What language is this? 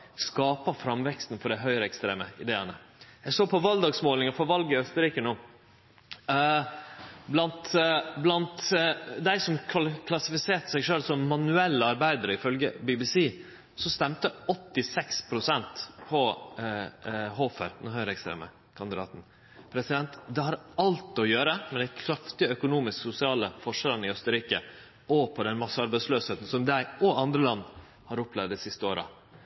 Norwegian Nynorsk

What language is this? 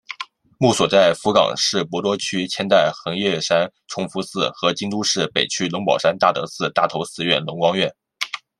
Chinese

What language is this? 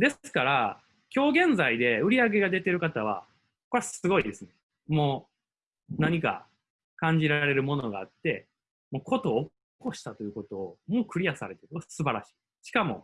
Japanese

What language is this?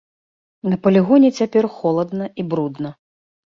Belarusian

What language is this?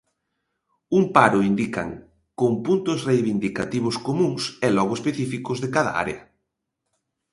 Galician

